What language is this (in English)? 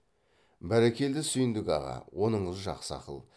Kazakh